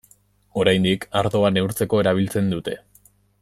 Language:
Basque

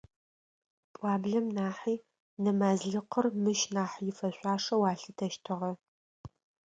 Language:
Adyghe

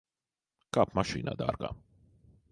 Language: Latvian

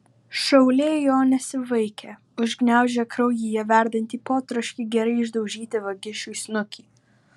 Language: Lithuanian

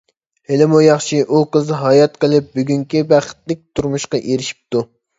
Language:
Uyghur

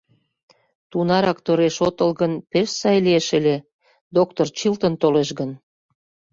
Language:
Mari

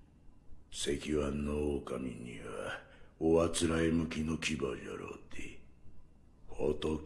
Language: Korean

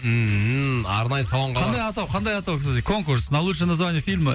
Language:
Kazakh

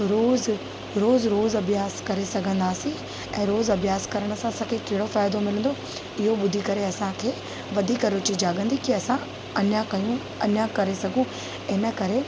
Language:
Sindhi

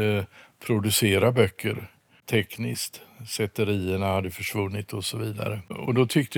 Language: Swedish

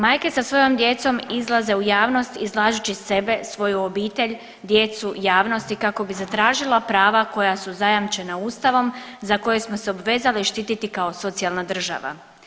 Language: Croatian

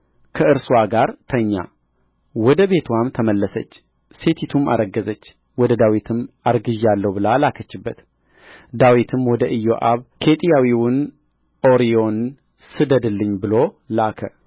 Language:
Amharic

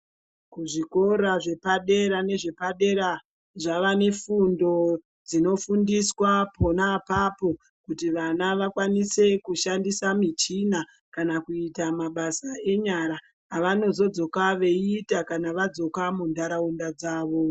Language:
Ndau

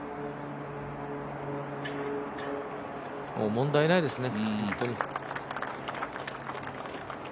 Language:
Japanese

